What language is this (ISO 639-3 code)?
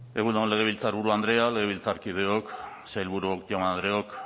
eus